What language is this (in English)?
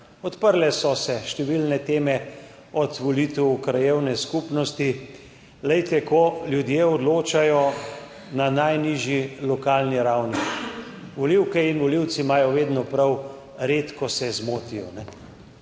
Slovenian